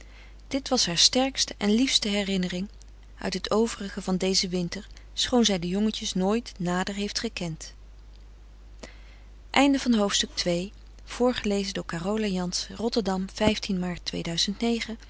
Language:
Dutch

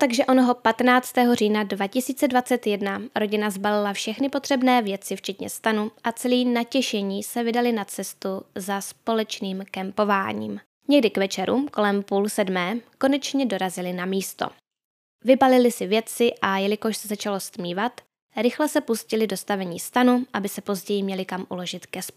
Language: Czech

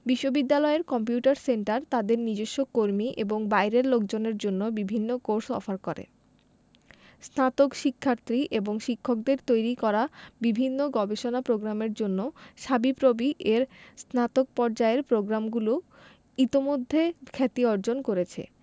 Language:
Bangla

